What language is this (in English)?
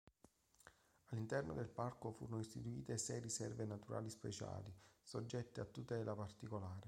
Italian